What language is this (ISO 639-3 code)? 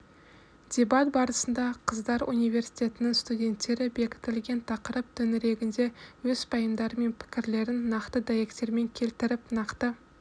kaz